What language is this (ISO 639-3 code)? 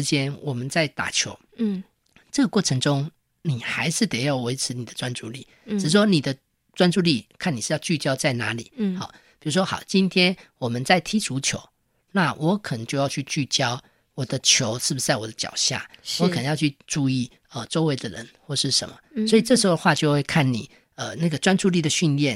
zho